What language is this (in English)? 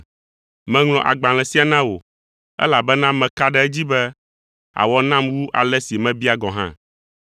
Ewe